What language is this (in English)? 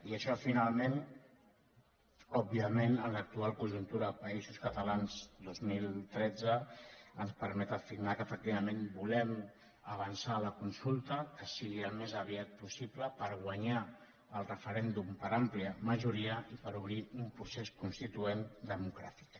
Catalan